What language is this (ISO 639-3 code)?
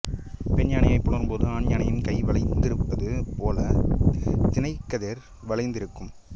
tam